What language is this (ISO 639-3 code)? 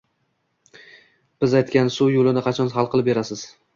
uzb